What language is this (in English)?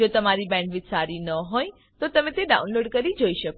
Gujarati